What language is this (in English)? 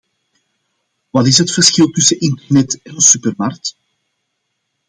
Dutch